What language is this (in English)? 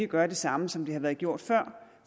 Danish